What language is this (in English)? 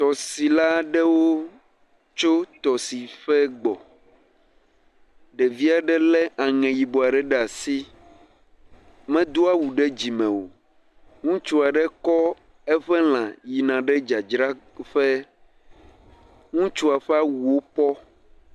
Ewe